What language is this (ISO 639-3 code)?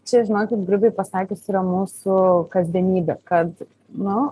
lit